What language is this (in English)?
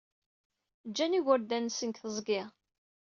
Kabyle